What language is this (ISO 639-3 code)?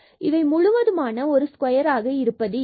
tam